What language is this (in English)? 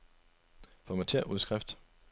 Danish